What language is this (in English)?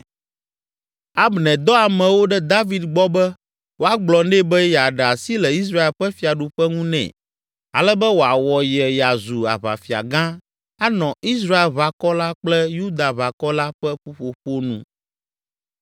Ewe